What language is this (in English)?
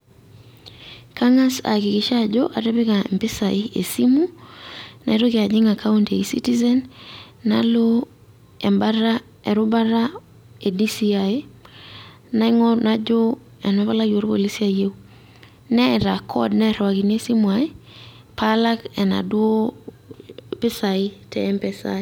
Masai